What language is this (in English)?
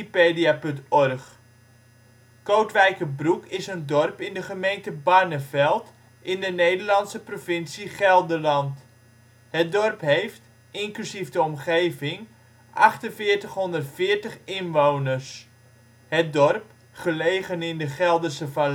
Dutch